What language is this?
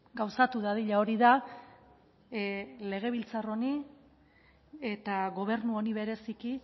Basque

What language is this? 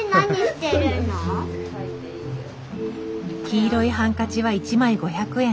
Japanese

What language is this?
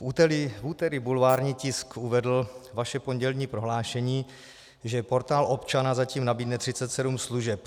Czech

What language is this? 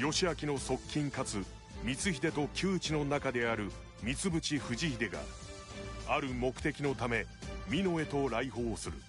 Japanese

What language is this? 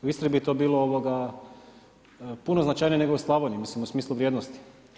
Croatian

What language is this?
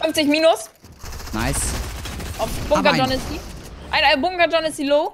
German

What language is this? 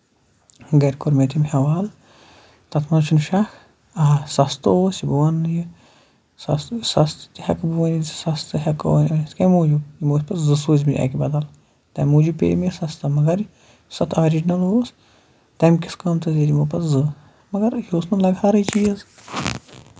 Kashmiri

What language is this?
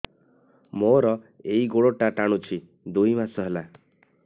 Odia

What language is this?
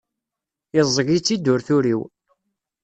Kabyle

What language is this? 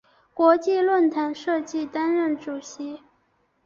Chinese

